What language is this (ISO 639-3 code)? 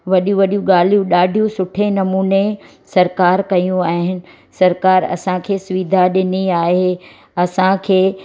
snd